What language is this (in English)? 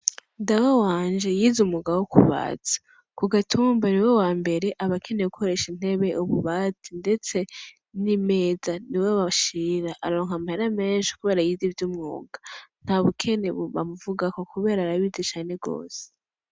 Rundi